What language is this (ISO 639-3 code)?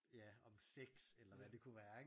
dan